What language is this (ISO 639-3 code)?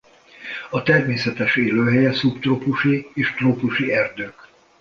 hun